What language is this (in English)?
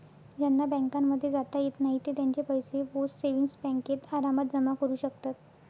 Marathi